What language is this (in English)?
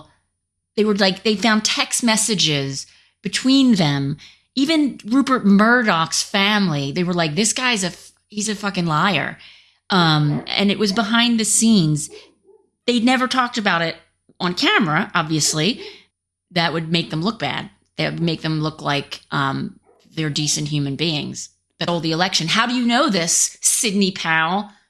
English